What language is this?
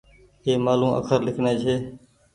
Goaria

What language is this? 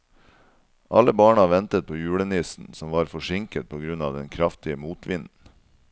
Norwegian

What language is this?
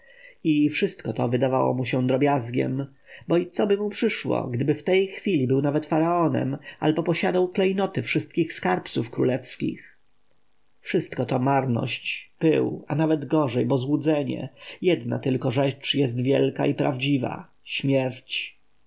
Polish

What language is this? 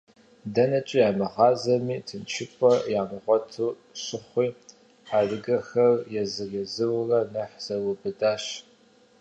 Kabardian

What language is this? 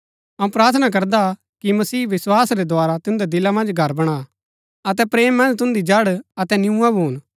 Gaddi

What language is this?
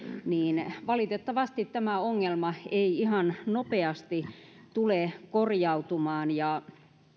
Finnish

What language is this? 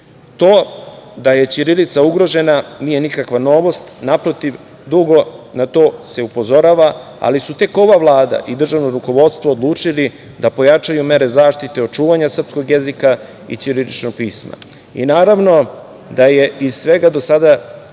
Serbian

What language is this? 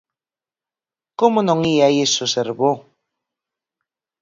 Galician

